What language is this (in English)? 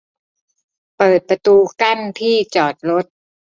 Thai